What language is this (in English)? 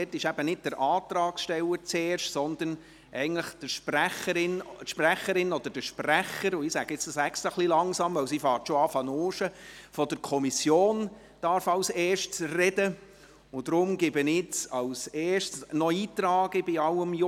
Swiss German